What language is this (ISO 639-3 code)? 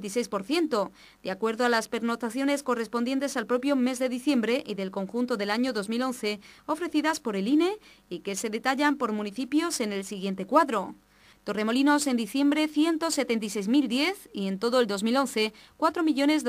spa